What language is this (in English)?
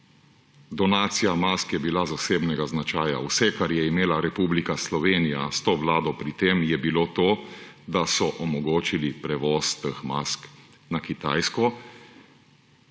Slovenian